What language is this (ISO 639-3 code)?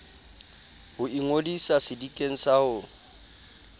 sot